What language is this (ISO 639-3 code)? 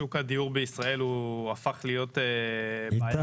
heb